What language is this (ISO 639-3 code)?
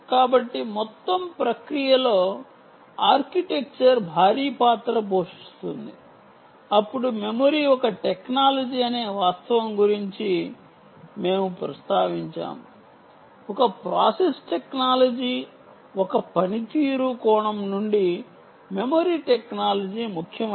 tel